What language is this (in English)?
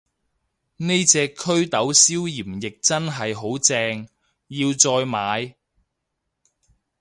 Cantonese